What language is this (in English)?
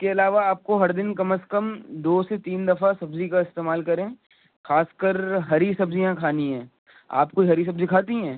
Urdu